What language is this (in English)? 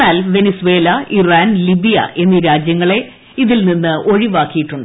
Malayalam